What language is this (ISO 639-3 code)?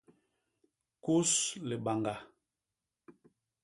bas